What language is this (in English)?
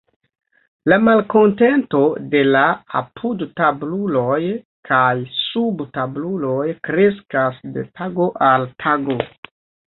Esperanto